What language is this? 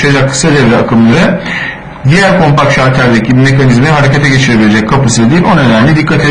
Turkish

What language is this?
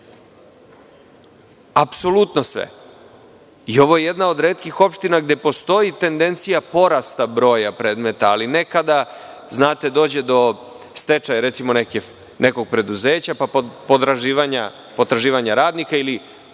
Serbian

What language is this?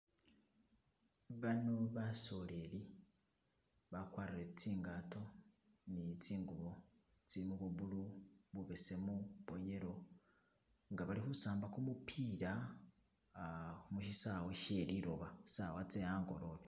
Masaaba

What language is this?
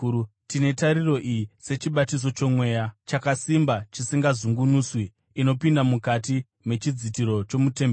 Shona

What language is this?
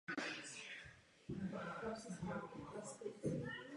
Czech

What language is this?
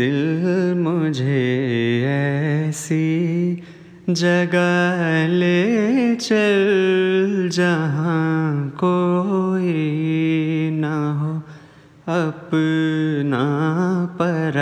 Hindi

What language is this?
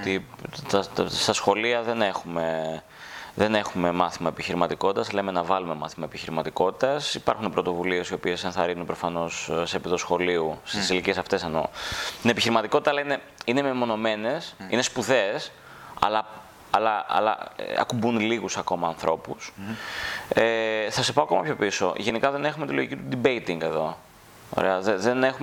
Greek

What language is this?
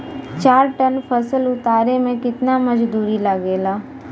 Bhojpuri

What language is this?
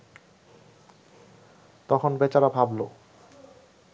Bangla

